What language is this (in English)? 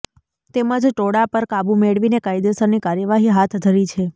Gujarati